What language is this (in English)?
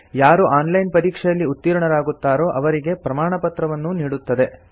Kannada